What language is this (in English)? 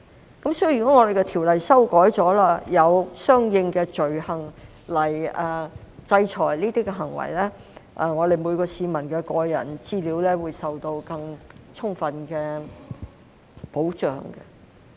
Cantonese